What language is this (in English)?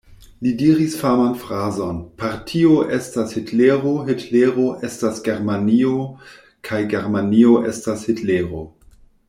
Esperanto